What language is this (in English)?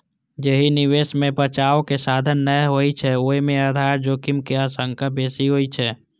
Maithili